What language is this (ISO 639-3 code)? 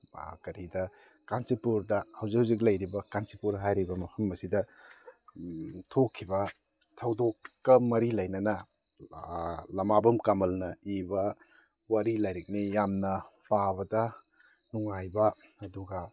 mni